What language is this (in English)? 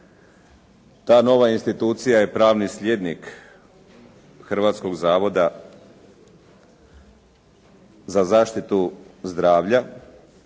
Croatian